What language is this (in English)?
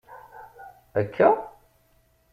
Kabyle